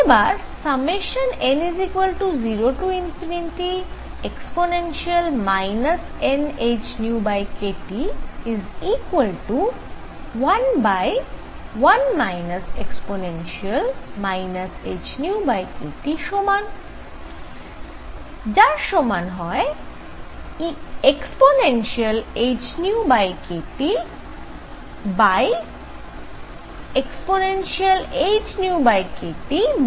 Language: Bangla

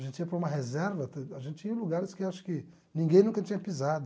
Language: Portuguese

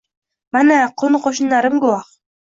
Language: Uzbek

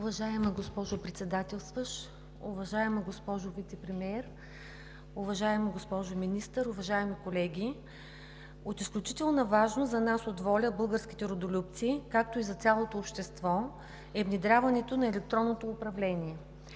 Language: Bulgarian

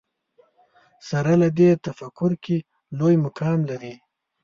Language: Pashto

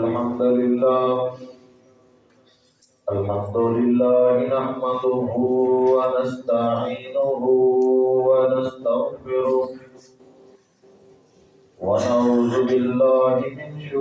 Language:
Urdu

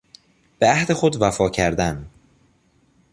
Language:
Persian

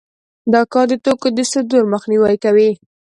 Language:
Pashto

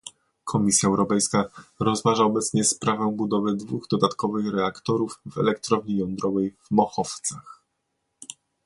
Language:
Polish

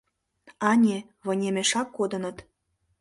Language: Mari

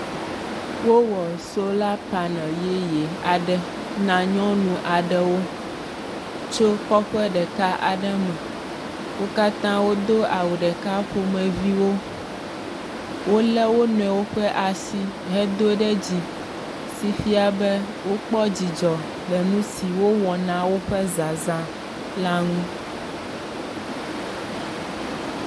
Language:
Ewe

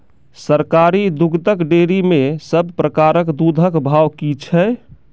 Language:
Maithili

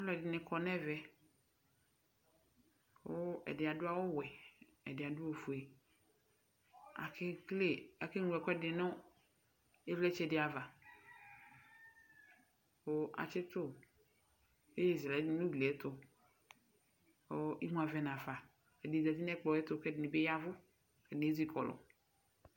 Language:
Ikposo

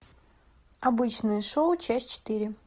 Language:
Russian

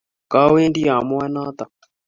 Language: Kalenjin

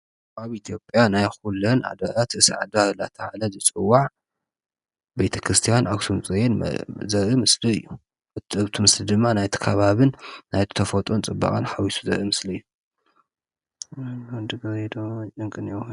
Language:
Tigrinya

